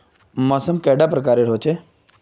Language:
Magahi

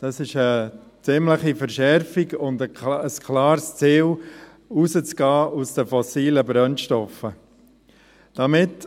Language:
Swiss German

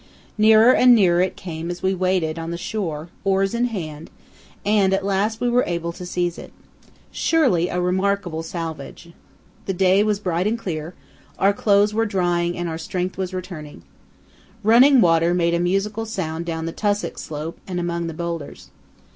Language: English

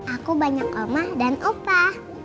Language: Indonesian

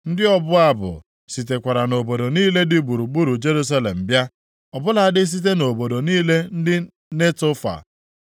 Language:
Igbo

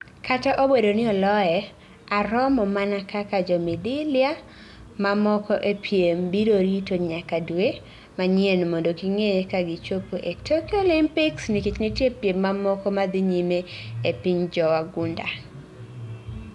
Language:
Luo (Kenya and Tanzania)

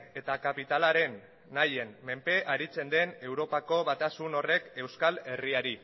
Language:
Basque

